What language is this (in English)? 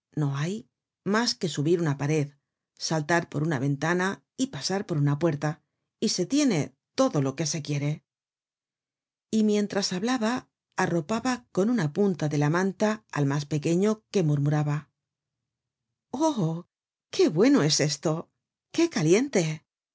Spanish